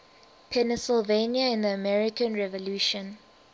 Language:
English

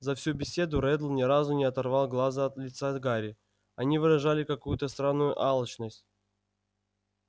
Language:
Russian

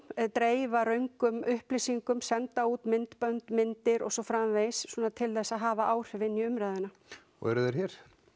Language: Icelandic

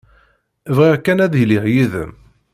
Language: Kabyle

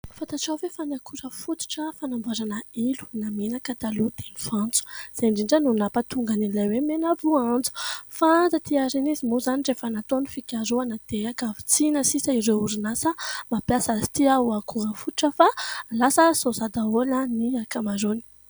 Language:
Malagasy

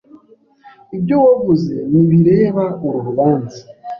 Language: Kinyarwanda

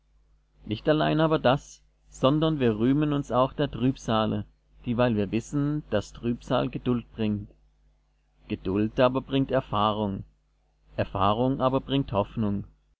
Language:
German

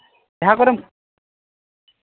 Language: Santali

